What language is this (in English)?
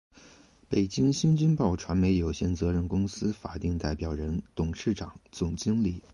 Chinese